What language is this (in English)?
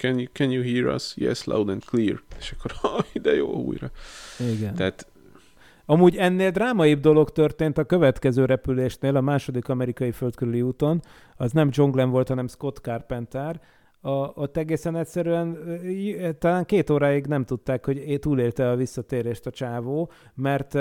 Hungarian